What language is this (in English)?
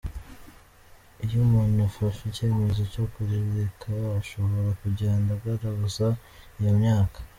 Kinyarwanda